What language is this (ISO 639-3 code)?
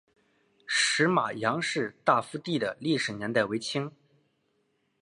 zho